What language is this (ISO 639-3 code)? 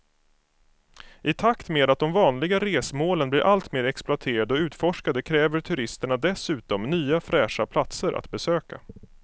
swe